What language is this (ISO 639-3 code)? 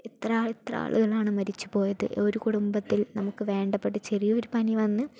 mal